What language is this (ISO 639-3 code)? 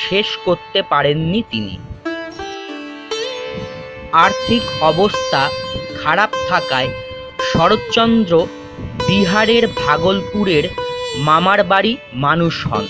hin